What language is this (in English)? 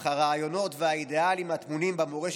Hebrew